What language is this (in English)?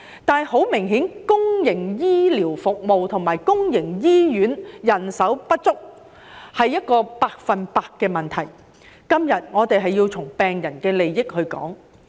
Cantonese